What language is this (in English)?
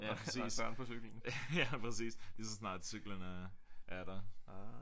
Danish